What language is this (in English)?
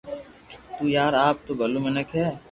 Loarki